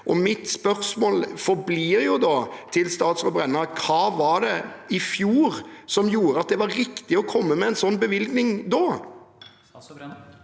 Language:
Norwegian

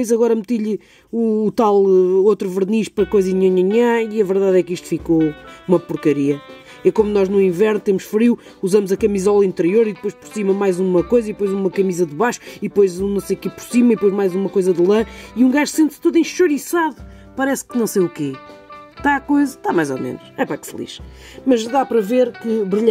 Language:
Portuguese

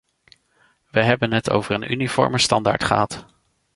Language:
Dutch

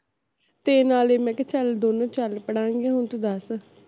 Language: Punjabi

